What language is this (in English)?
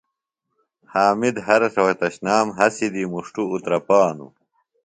Phalura